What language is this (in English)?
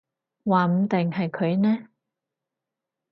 Cantonese